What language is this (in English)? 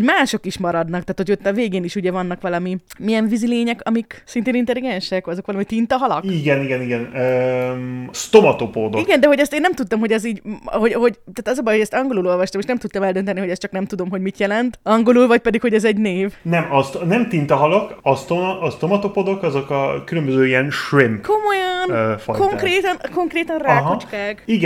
Hungarian